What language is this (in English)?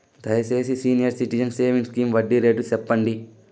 Telugu